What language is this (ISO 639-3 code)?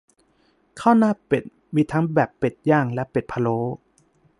tha